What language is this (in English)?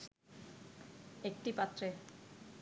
Bangla